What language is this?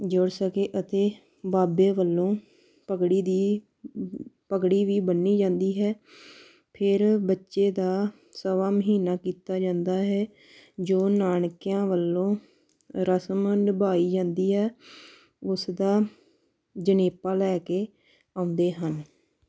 Punjabi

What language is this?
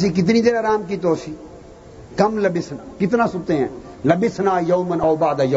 Urdu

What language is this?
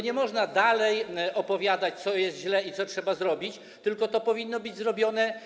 Polish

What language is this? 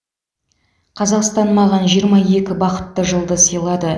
Kazakh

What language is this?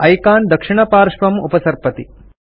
Sanskrit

